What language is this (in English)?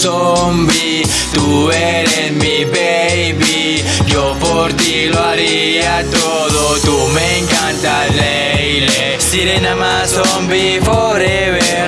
Spanish